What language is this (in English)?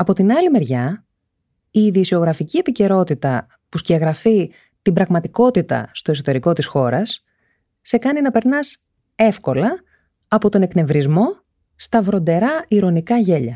Greek